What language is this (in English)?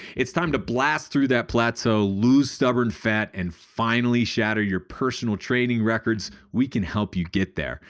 English